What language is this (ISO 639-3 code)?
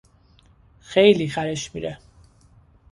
fas